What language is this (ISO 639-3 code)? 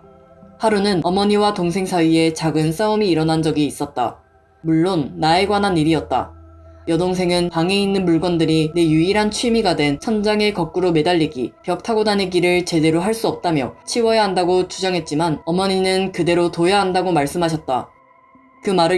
kor